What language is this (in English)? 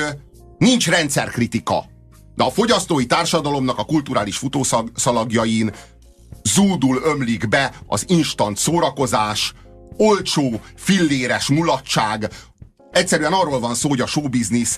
Hungarian